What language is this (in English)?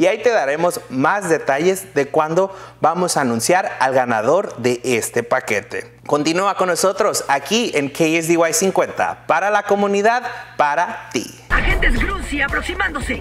Spanish